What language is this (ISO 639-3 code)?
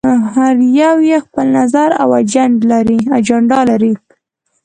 pus